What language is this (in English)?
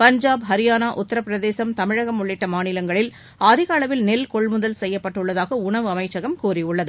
Tamil